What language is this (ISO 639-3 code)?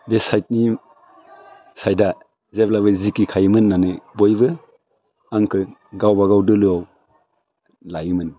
brx